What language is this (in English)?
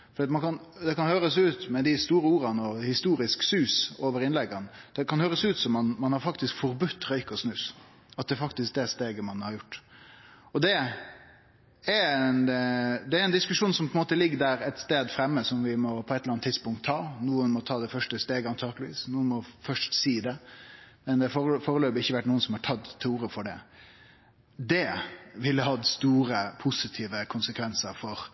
Norwegian Nynorsk